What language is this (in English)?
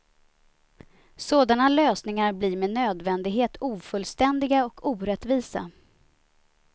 Swedish